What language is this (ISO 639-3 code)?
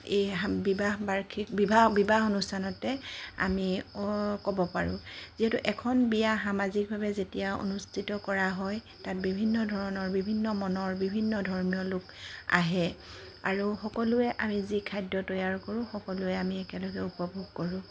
asm